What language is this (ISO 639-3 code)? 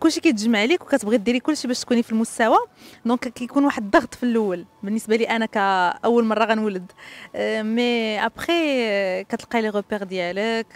ara